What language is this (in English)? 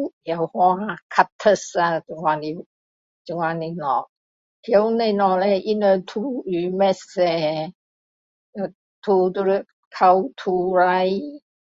Min Dong Chinese